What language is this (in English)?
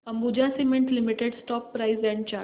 Marathi